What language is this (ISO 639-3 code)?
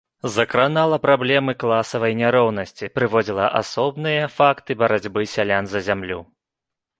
bel